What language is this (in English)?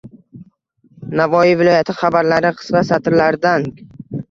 Uzbek